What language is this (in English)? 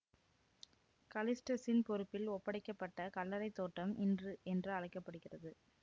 Tamil